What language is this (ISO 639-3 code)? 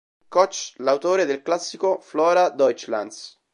ita